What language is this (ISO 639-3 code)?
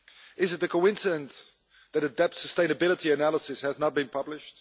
eng